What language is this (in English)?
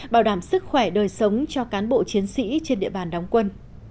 Vietnamese